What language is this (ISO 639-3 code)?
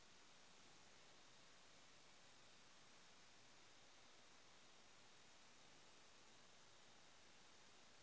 mag